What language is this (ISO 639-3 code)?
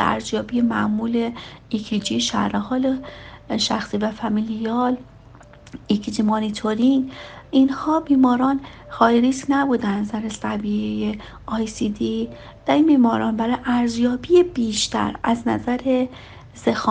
fas